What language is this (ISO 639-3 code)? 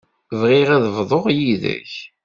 kab